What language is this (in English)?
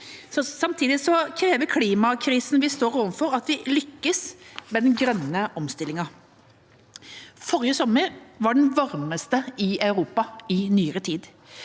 Norwegian